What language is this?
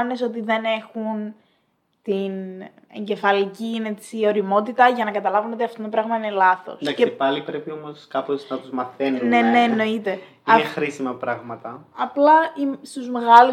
Greek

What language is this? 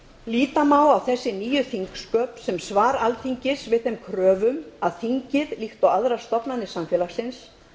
Icelandic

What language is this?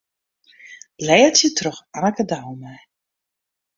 Western Frisian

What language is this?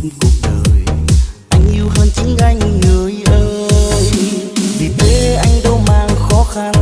Vietnamese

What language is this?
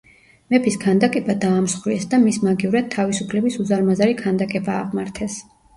Georgian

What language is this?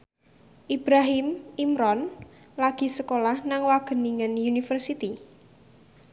Javanese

